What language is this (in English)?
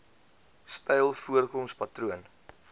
Afrikaans